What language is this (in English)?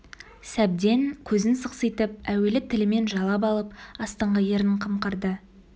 Kazakh